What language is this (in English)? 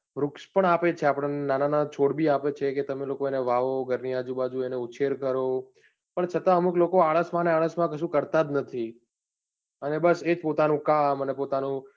Gujarati